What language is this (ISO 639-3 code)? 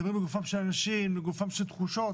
heb